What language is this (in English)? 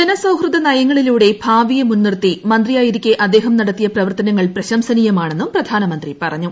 Malayalam